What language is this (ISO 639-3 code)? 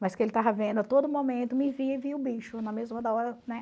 por